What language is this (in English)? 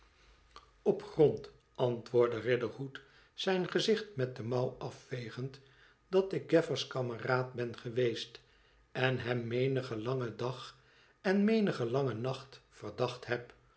Dutch